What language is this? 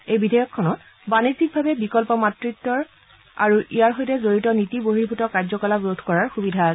Assamese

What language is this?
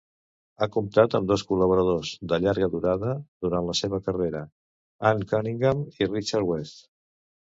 Catalan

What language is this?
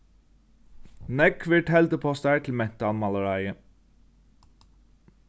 Faroese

